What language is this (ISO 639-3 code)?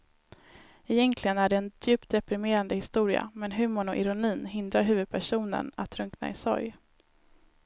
swe